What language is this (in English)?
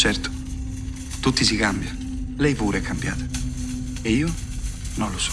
Italian